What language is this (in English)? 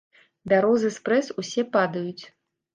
Belarusian